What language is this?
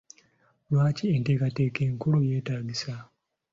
Ganda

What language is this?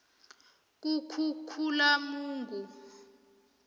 South Ndebele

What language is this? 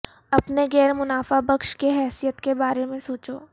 Urdu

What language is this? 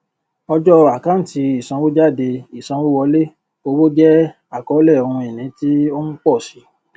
Yoruba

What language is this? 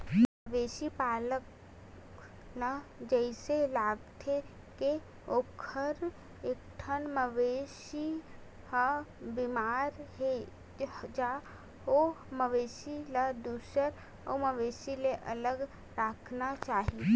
Chhattisgarhi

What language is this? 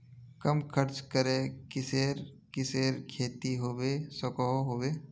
Magahi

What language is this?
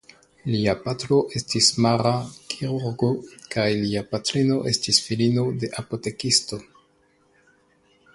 Esperanto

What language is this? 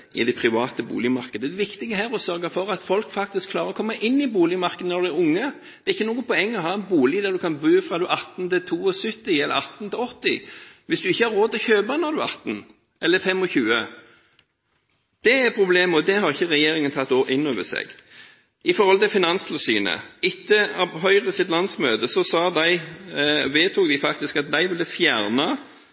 Norwegian Bokmål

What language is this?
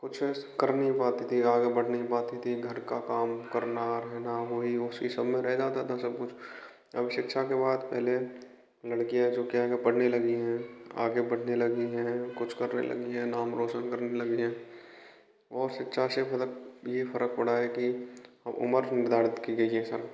Hindi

